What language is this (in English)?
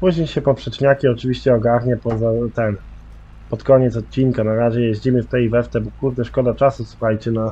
Polish